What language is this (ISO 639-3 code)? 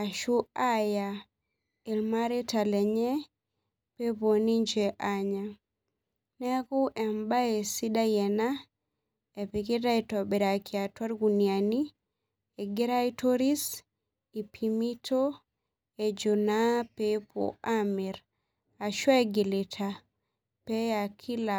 mas